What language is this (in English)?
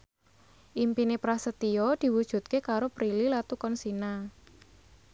Javanese